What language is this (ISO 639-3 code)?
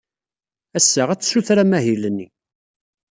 kab